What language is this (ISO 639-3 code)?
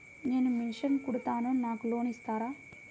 tel